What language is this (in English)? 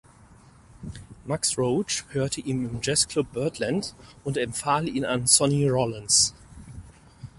German